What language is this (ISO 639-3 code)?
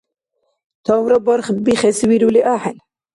dar